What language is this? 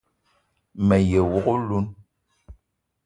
Eton (Cameroon)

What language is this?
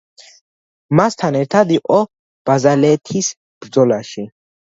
Georgian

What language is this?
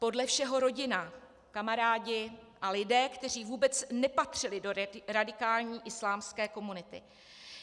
Czech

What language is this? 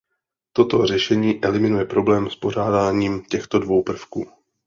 Czech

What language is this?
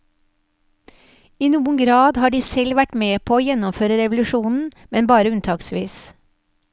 Norwegian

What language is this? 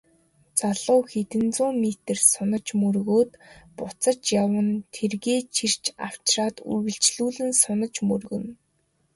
Mongolian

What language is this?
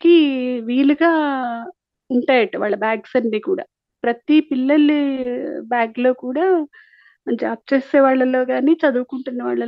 Telugu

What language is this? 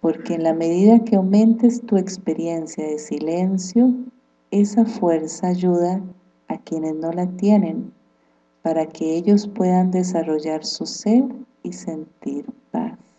Spanish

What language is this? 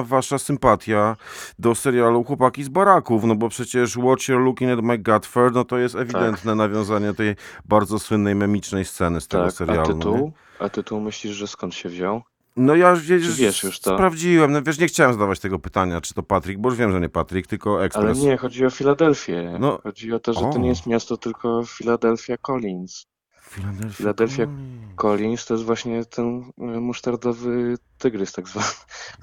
Polish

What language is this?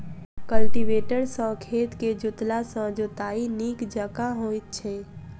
Maithili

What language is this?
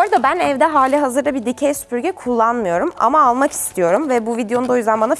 Turkish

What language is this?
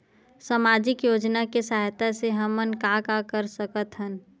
Chhattisgarhi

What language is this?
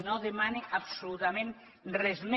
Catalan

